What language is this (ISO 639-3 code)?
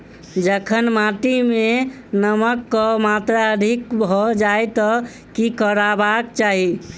mai